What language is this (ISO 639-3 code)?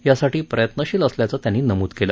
mar